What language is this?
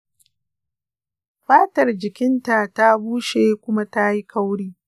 Hausa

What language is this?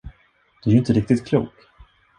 Swedish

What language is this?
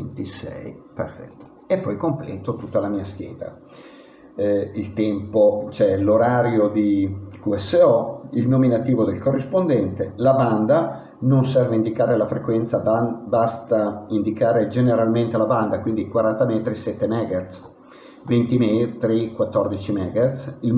Italian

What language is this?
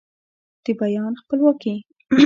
Pashto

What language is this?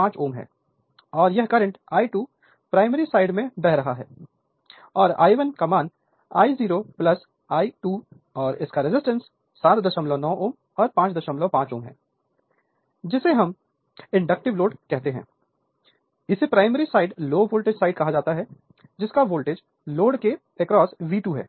Hindi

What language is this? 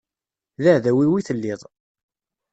Kabyle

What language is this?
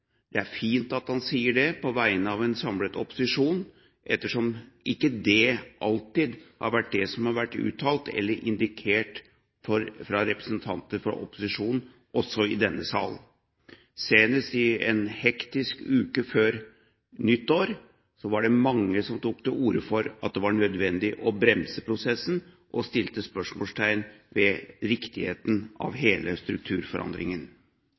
Norwegian Bokmål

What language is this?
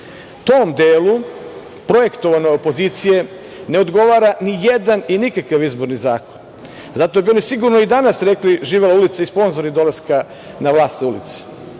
Serbian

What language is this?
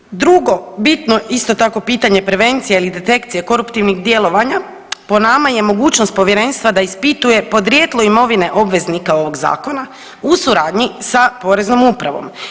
Croatian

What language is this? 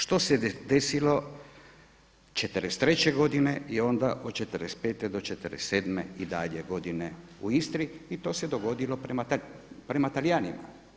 Croatian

